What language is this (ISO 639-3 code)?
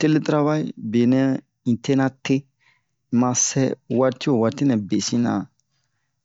bmq